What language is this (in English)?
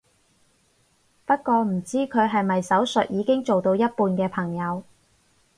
Cantonese